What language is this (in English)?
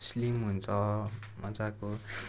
Nepali